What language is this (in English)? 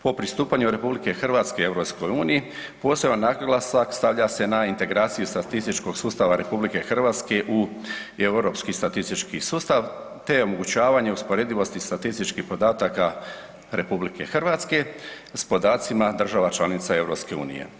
Croatian